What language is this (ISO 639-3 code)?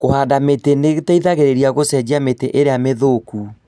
kik